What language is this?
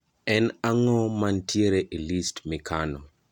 Luo (Kenya and Tanzania)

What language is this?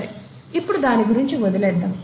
Telugu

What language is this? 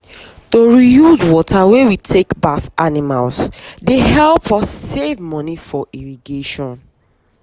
Nigerian Pidgin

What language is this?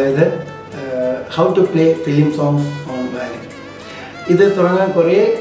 Turkish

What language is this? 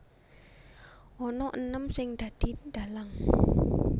Javanese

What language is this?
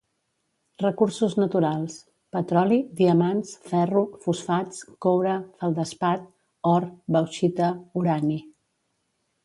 Catalan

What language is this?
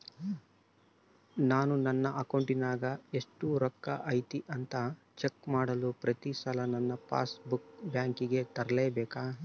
Kannada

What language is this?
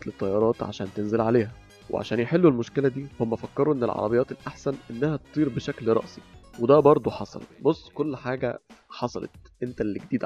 Arabic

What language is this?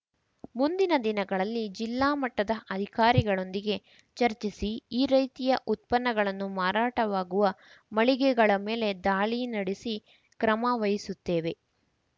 Kannada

